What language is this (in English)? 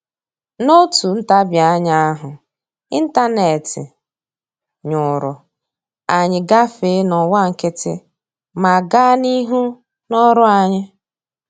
Igbo